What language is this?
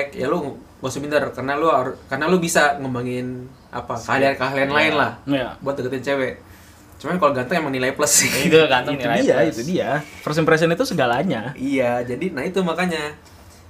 Indonesian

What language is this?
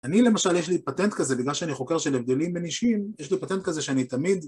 Hebrew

